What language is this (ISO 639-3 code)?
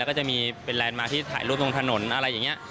tha